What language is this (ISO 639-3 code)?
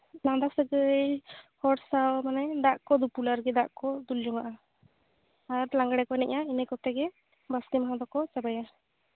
sat